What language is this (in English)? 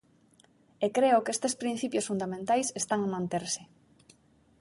Galician